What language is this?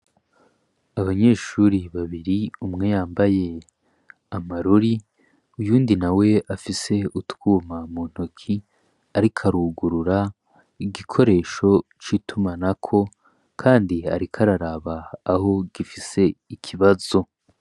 Rundi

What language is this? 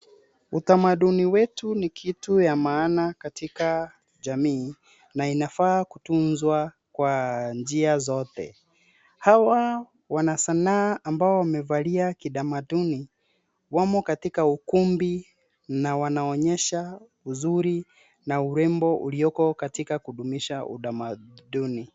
Swahili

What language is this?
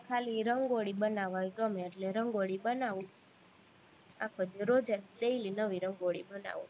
Gujarati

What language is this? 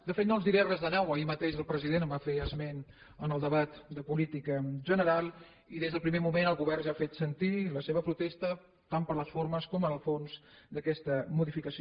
Catalan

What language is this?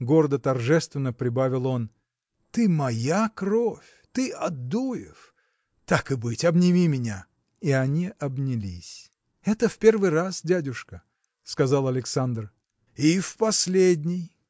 Russian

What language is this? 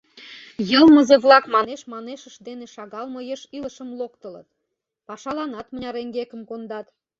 Mari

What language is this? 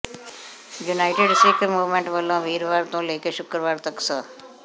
Punjabi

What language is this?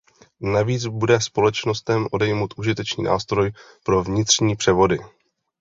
Czech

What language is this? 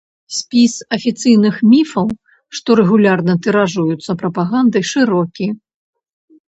Belarusian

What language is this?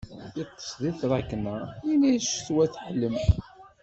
Kabyle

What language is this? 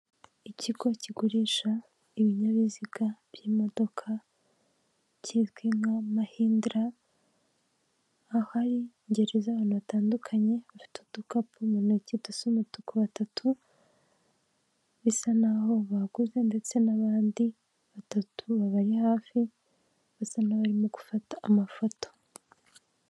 Kinyarwanda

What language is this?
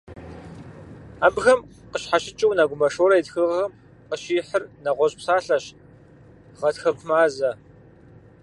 Kabardian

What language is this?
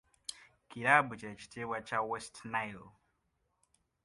Ganda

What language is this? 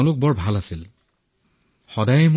Assamese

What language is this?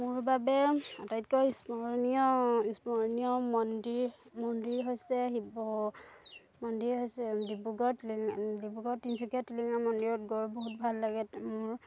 Assamese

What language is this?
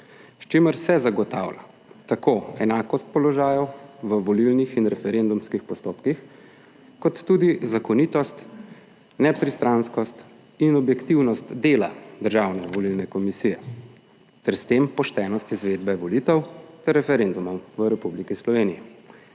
Slovenian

